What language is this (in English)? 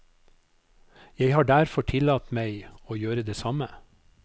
Norwegian